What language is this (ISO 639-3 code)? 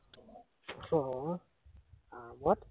asm